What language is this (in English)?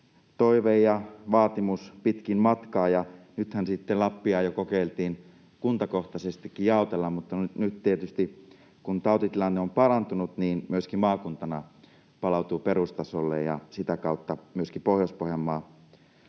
Finnish